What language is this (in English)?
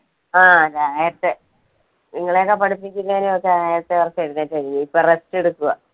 Malayalam